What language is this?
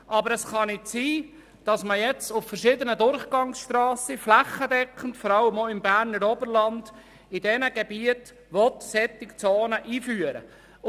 Swiss German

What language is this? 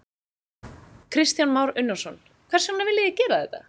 Icelandic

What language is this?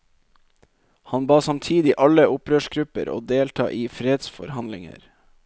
Norwegian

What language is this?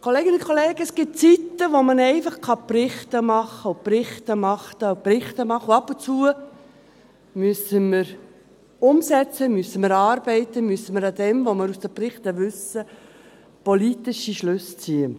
Swiss German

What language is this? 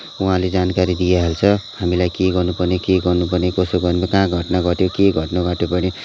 Nepali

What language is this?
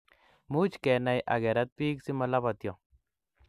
Kalenjin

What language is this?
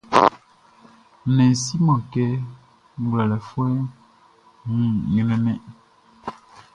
Baoulé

